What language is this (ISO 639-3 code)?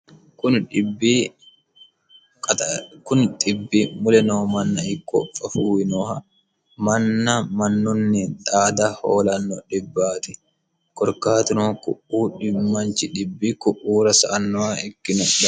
sid